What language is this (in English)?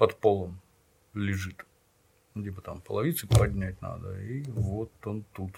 Russian